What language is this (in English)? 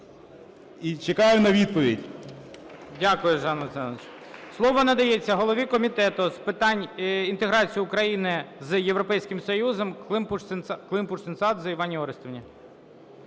Ukrainian